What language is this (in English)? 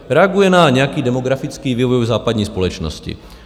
Czech